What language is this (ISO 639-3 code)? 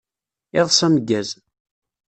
kab